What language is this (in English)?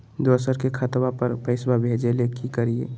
Magahi